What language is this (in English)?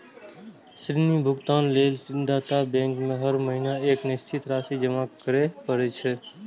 Maithili